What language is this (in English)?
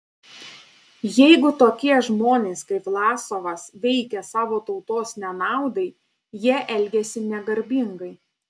Lithuanian